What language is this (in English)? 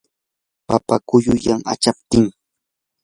Yanahuanca Pasco Quechua